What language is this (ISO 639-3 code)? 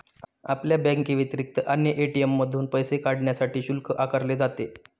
mar